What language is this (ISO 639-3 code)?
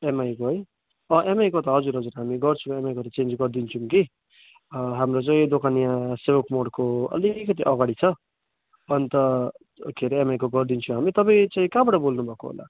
nep